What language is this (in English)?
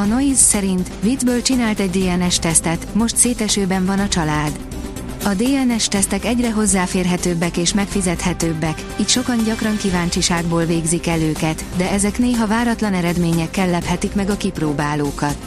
Hungarian